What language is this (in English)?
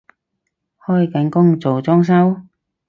Cantonese